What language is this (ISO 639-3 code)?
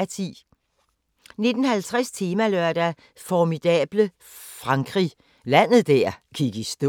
dan